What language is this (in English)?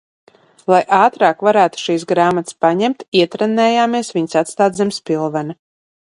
Latvian